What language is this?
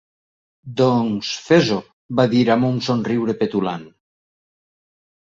Catalan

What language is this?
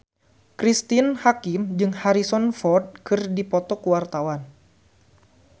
Sundanese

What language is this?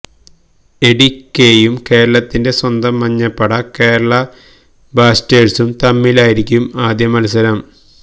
Malayalam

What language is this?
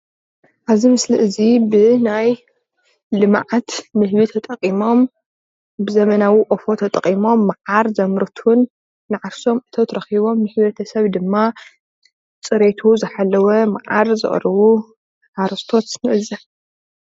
Tigrinya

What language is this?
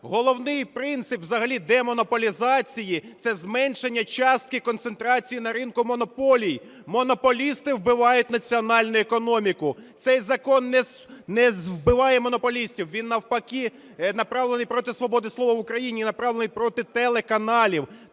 Ukrainian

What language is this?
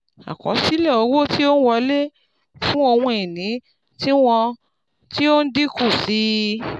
Yoruba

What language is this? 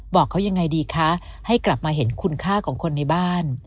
Thai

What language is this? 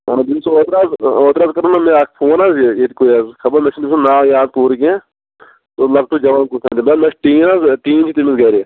Kashmiri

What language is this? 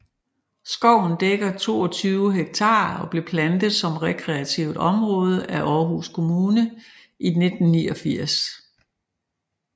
Danish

